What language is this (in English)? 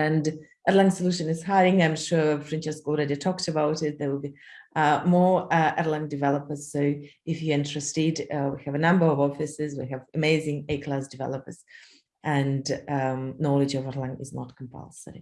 English